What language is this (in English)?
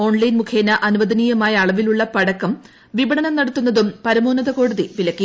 Malayalam